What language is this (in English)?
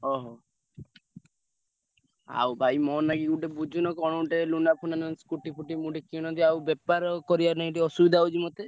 Odia